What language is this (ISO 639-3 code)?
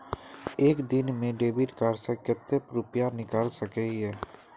mag